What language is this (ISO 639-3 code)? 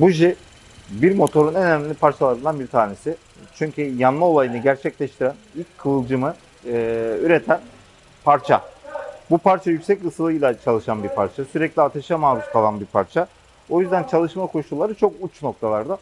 tur